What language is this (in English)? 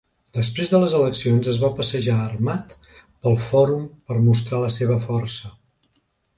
Catalan